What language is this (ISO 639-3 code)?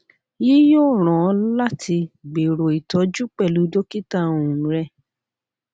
yor